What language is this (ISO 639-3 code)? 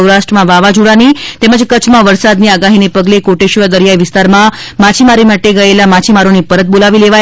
guj